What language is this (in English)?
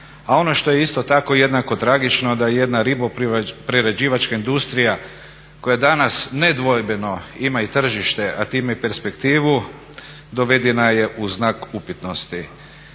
Croatian